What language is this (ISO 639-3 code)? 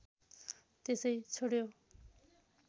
nep